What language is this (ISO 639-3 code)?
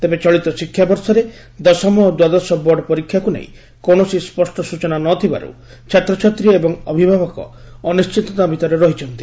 ori